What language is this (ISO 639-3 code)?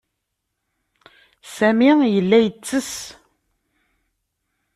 kab